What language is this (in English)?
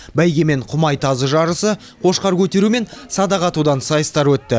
Kazakh